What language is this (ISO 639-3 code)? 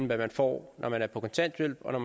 dan